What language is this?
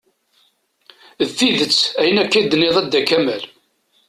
Kabyle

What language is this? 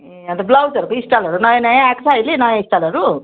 Nepali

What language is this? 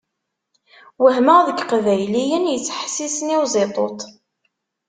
Kabyle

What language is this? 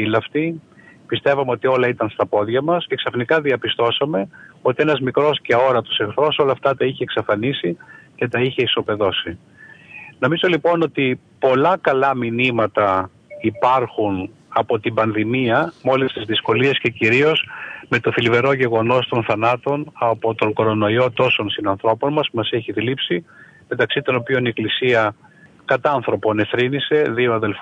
Greek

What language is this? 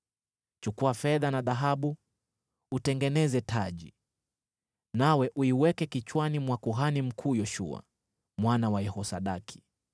Swahili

